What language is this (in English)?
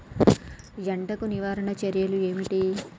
Telugu